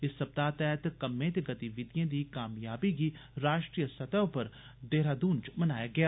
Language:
Dogri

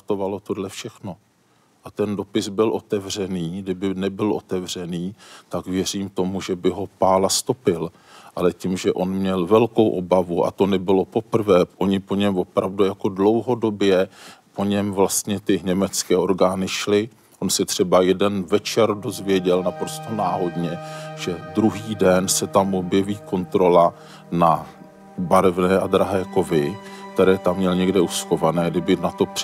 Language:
Czech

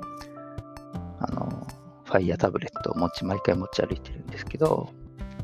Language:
Japanese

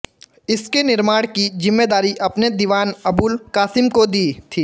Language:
Hindi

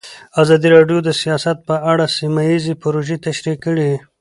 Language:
Pashto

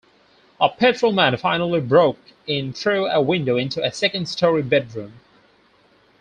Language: English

